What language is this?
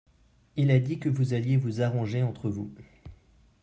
French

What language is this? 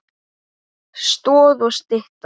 Icelandic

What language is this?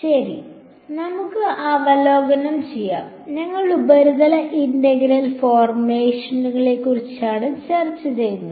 Malayalam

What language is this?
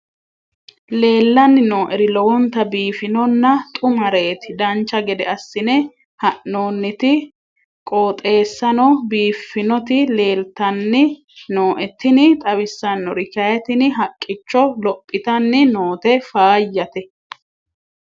Sidamo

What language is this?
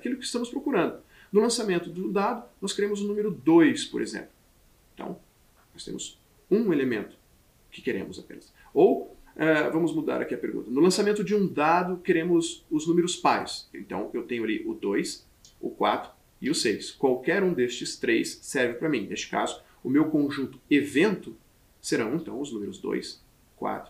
Portuguese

